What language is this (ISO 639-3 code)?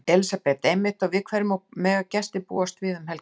isl